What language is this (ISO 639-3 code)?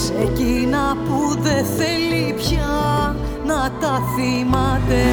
ell